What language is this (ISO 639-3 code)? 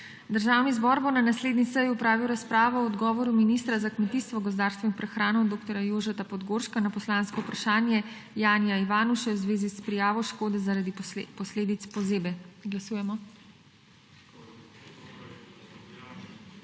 slv